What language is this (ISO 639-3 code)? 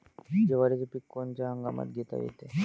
mar